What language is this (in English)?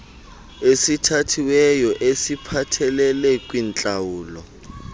Xhosa